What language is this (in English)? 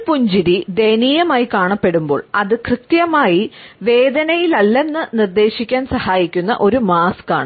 Malayalam